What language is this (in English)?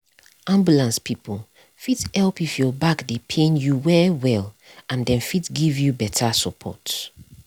Nigerian Pidgin